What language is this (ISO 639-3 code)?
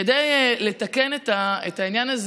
heb